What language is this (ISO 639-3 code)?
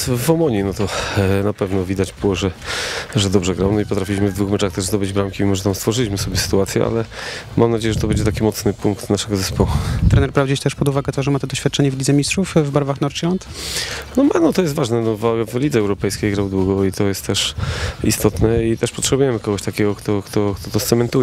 pol